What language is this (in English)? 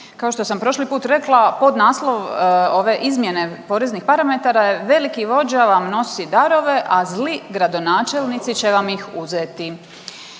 Croatian